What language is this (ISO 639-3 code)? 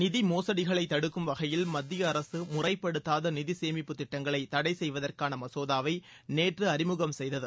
tam